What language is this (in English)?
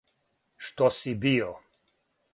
Serbian